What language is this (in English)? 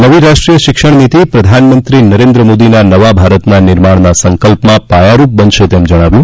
Gujarati